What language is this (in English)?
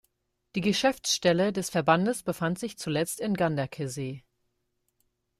German